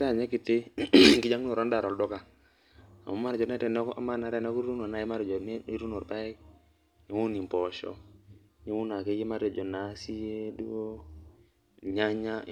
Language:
Masai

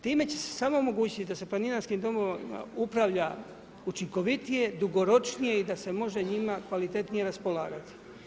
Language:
Croatian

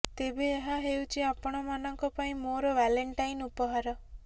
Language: Odia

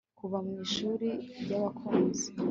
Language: Kinyarwanda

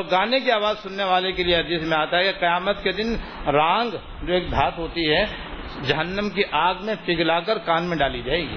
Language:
Urdu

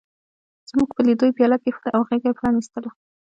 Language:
Pashto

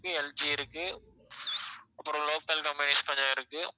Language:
Tamil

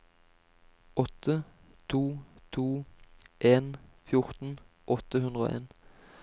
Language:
Norwegian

